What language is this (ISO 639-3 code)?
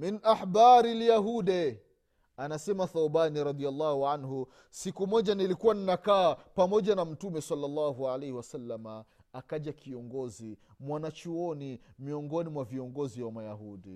swa